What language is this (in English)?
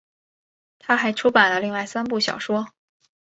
Chinese